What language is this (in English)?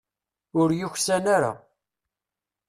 Kabyle